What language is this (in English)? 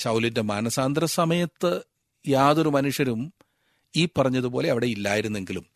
Malayalam